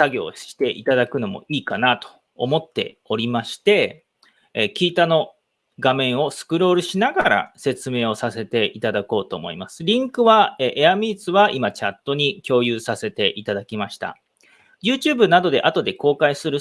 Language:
Japanese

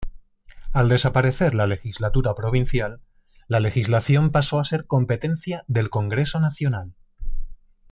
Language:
Spanish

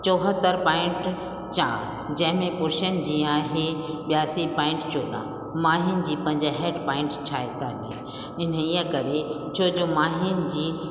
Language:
Sindhi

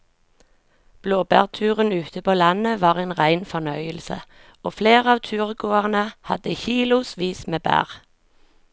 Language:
Norwegian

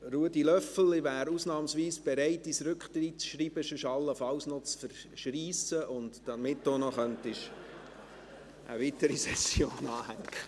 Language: Swiss German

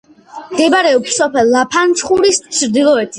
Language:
Georgian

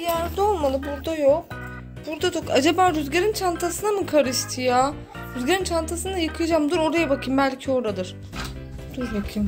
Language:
Turkish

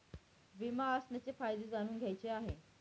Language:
Marathi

